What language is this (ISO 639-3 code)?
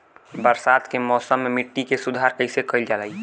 bho